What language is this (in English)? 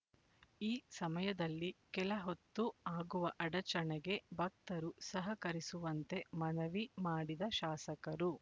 Kannada